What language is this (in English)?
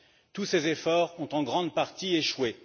French